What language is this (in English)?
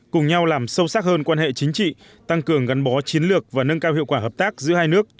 Vietnamese